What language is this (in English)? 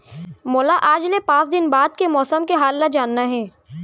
Chhattisgarhi